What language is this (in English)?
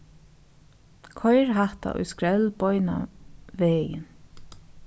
Faroese